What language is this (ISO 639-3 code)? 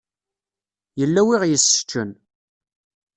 kab